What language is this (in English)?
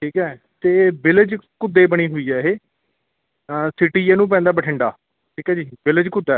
Punjabi